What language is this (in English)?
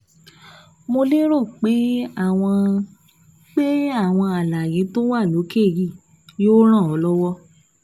Yoruba